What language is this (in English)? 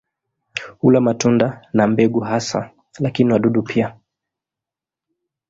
Swahili